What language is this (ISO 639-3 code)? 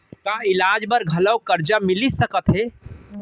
hne